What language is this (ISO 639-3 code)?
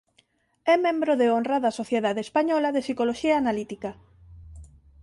glg